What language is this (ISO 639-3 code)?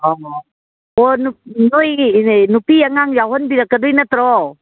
mni